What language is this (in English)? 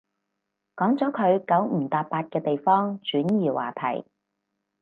Cantonese